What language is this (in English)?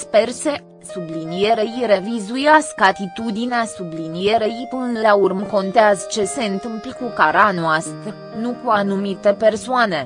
Romanian